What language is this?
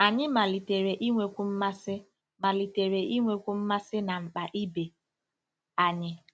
Igbo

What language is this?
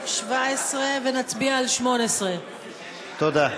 Hebrew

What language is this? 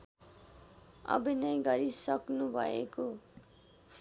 Nepali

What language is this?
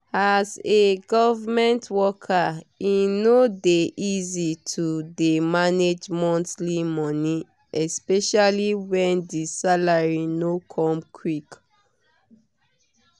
Nigerian Pidgin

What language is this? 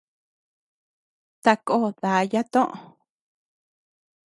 Tepeuxila Cuicatec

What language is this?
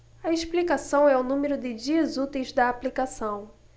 Portuguese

